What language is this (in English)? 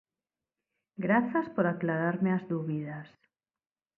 Galician